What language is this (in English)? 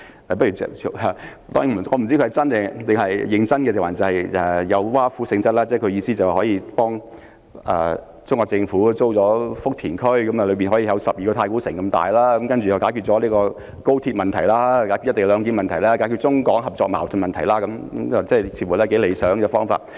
Cantonese